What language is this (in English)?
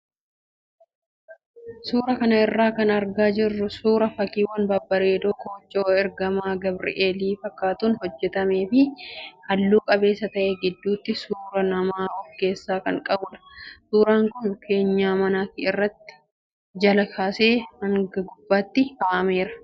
Oromo